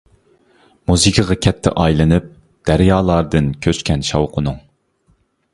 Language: Uyghur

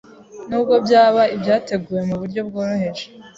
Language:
Kinyarwanda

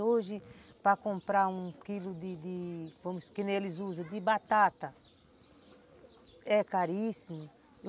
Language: Portuguese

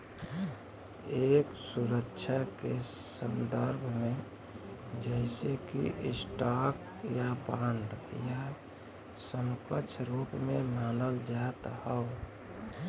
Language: Bhojpuri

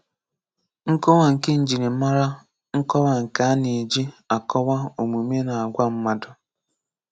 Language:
Igbo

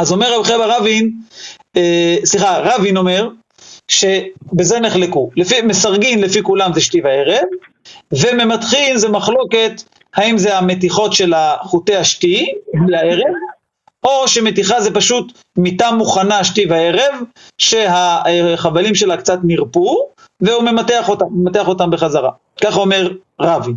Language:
Hebrew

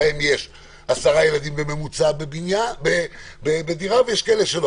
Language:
Hebrew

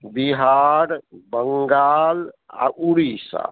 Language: Maithili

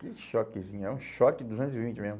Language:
Portuguese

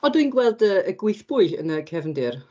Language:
Welsh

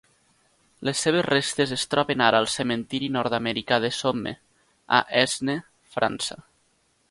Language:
Catalan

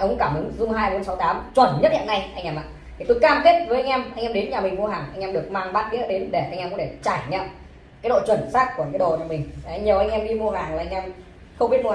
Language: Vietnamese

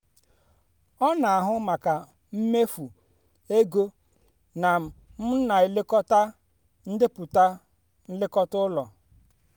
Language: Igbo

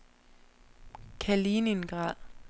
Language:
Danish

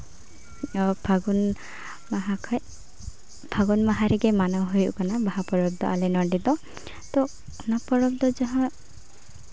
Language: Santali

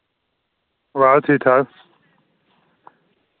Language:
Dogri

